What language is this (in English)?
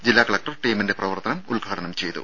Malayalam